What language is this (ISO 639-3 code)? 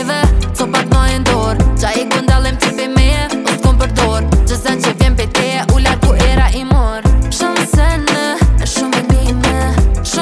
ara